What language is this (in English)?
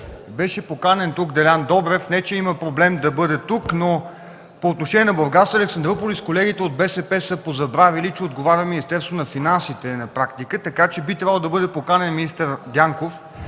Bulgarian